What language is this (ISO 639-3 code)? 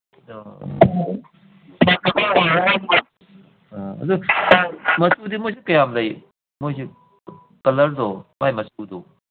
mni